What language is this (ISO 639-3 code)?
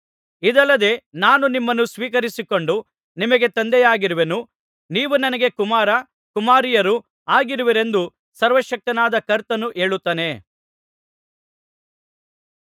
kan